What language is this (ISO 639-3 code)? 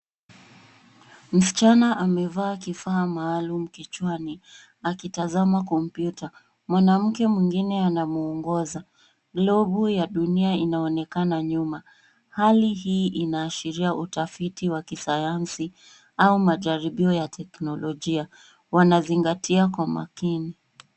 swa